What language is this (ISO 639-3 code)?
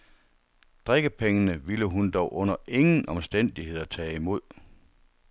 dan